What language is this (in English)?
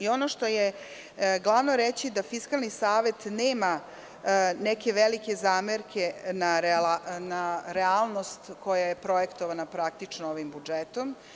Serbian